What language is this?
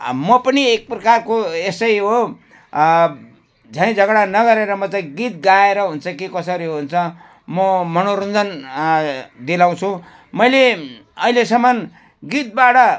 Nepali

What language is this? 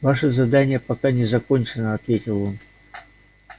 Russian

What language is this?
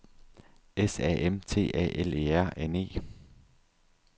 Danish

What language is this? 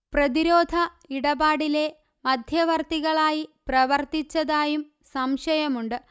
Malayalam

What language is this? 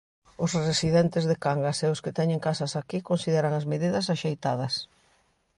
Galician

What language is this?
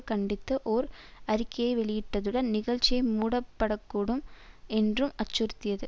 Tamil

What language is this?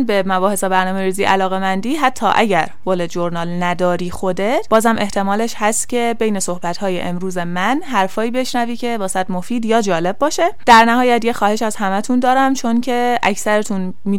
Persian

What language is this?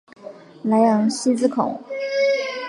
Chinese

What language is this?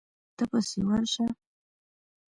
Pashto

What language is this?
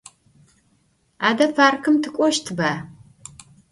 Adyghe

